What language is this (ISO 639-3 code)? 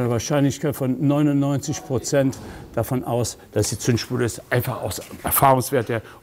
deu